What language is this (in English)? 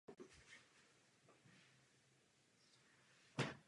Czech